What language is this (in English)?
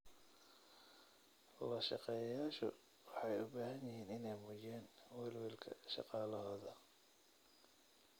Somali